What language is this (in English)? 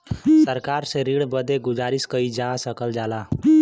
Bhojpuri